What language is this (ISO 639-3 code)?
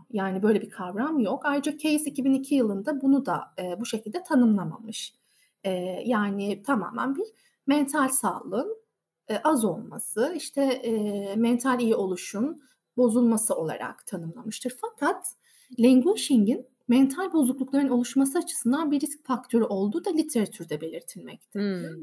tur